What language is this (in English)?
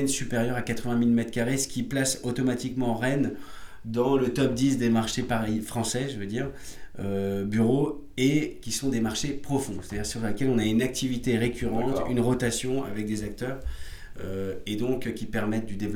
French